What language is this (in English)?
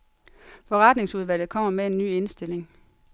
Danish